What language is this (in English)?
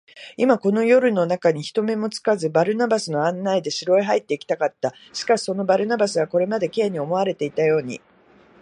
Japanese